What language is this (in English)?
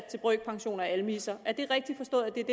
Danish